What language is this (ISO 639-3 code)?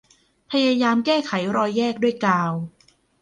tha